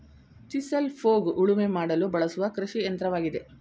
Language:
Kannada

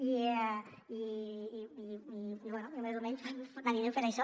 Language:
Catalan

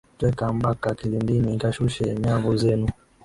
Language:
Swahili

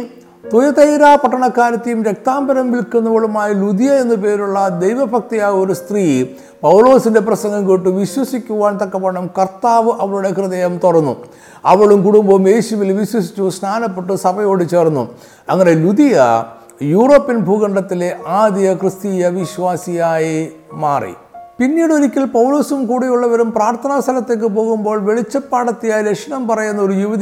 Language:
Malayalam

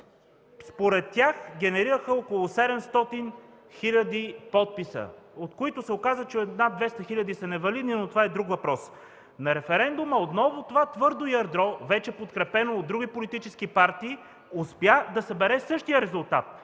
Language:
Bulgarian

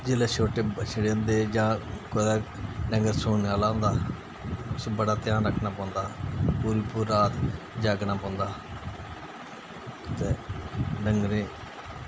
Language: Dogri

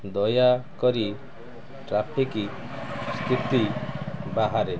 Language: Odia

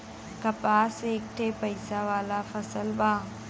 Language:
Bhojpuri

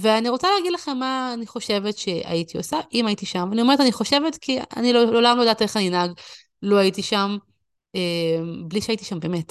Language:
Hebrew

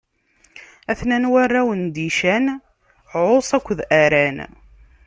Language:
Kabyle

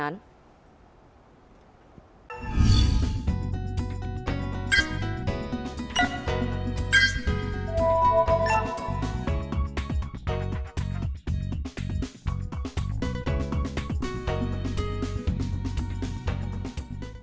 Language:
Vietnamese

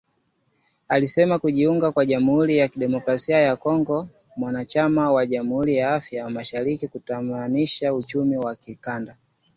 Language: Swahili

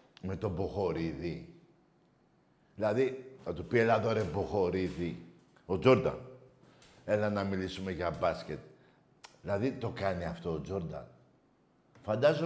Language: Greek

